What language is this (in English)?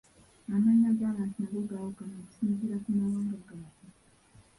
Ganda